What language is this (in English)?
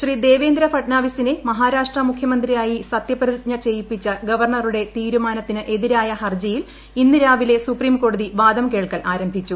Malayalam